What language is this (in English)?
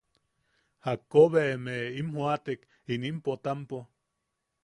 Yaqui